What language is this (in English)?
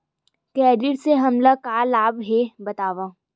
Chhattisgarhi